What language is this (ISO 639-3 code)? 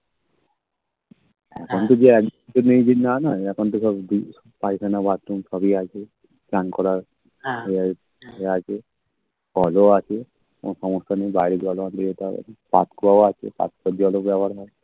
ben